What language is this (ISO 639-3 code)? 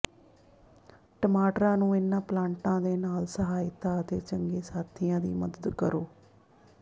pan